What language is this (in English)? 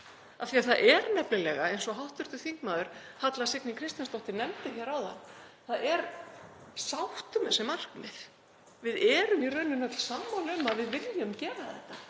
Icelandic